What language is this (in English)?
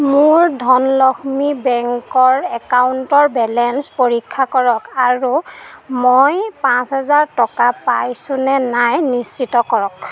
Assamese